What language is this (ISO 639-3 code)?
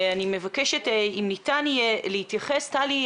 heb